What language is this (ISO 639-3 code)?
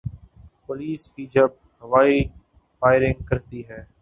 urd